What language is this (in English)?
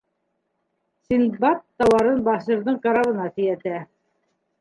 Bashkir